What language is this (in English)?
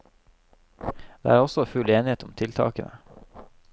Norwegian